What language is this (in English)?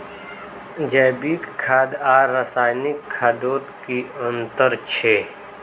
Magahi